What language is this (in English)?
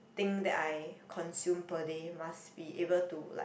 English